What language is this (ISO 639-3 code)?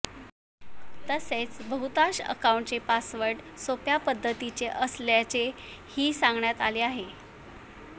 mar